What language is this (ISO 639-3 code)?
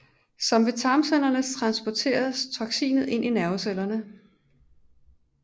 dan